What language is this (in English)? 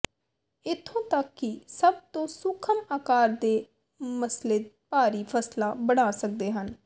Punjabi